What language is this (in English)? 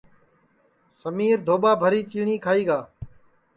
Sansi